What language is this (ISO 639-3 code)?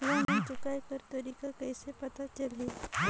hne